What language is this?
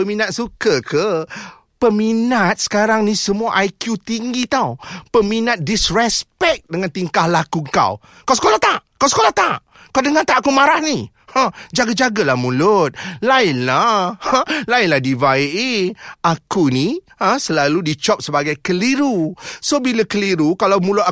Malay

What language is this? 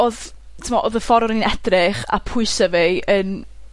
Welsh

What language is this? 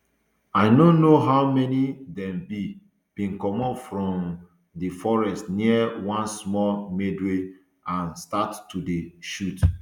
Nigerian Pidgin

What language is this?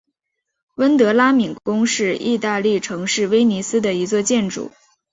Chinese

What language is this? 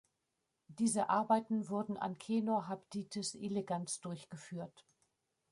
German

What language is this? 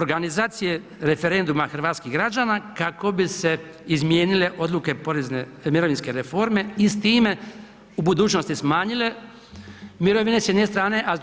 Croatian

